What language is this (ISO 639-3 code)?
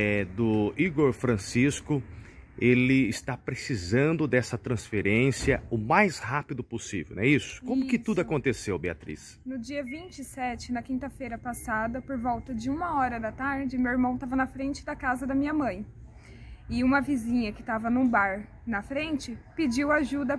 por